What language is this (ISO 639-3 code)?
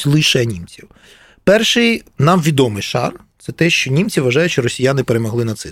ukr